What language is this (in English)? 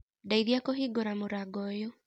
Kikuyu